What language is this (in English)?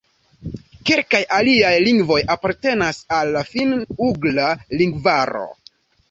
Esperanto